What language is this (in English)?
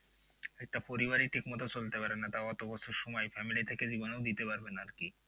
Bangla